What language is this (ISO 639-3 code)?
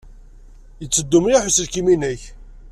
kab